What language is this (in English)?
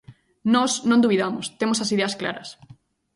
Galician